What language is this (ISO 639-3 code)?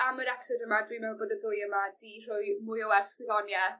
cym